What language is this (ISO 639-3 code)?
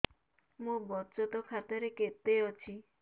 ori